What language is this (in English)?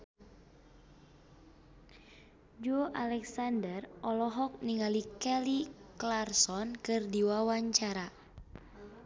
Sundanese